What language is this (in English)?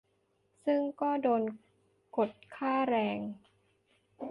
Thai